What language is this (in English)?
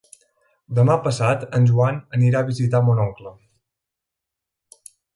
Catalan